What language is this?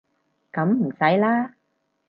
Cantonese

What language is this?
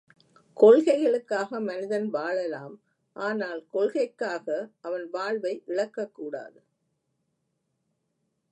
Tamil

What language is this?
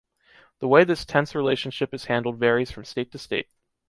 English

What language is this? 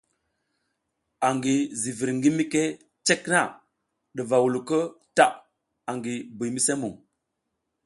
South Giziga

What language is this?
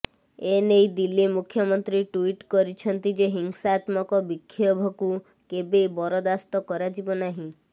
Odia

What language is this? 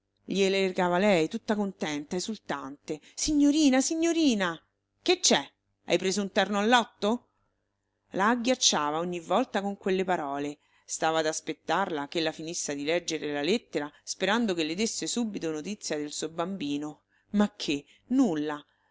Italian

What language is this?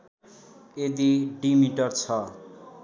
Nepali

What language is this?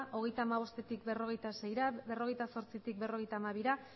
Basque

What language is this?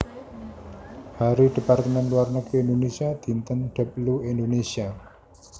Javanese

